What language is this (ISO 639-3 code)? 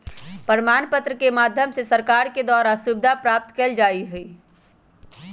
mag